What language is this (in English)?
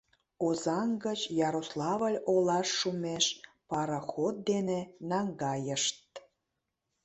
Mari